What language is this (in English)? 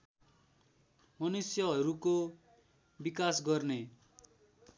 Nepali